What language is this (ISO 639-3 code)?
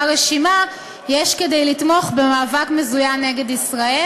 heb